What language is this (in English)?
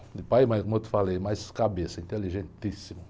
Portuguese